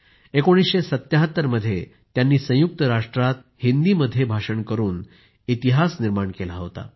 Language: Marathi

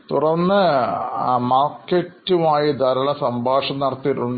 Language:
Malayalam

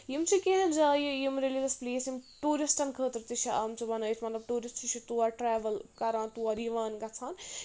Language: Kashmiri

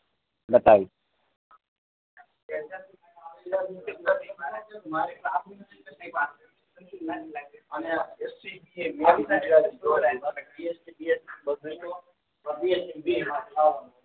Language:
Gujarati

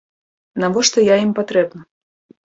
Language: Belarusian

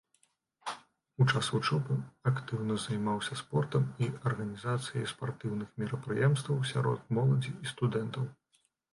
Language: Belarusian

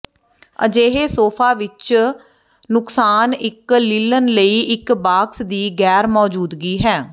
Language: Punjabi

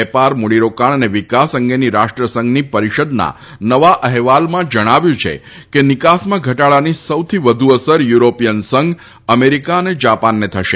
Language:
Gujarati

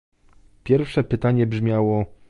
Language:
Polish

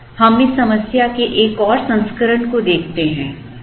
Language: Hindi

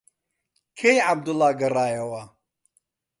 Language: Central Kurdish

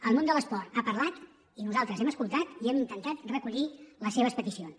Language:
Catalan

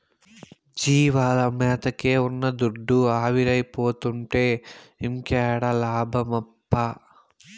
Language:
Telugu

